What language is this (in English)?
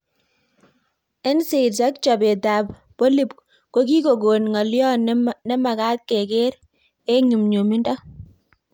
Kalenjin